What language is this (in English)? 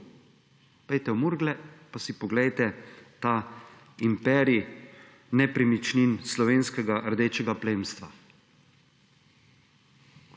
Slovenian